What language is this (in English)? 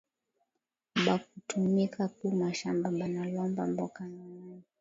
Swahili